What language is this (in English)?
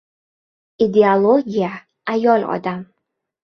Uzbek